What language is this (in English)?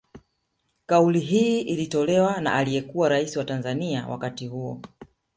Swahili